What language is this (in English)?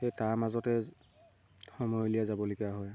Assamese